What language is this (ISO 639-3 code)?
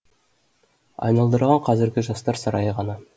kaz